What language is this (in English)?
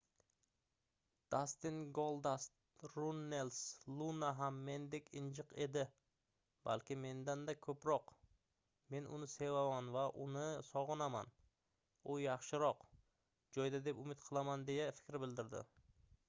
Uzbek